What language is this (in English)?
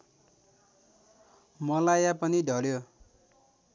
Nepali